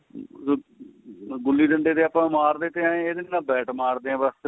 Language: Punjabi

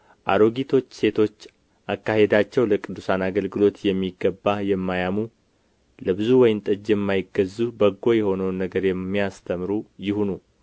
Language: Amharic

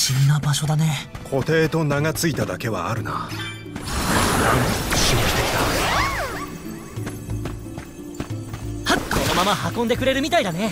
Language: Japanese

